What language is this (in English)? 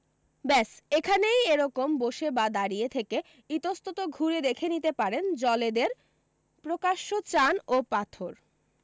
Bangla